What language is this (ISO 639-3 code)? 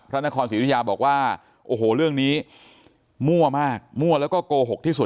tha